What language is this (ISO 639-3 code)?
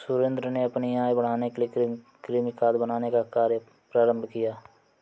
hin